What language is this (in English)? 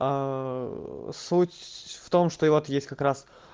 Russian